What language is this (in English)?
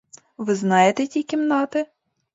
Ukrainian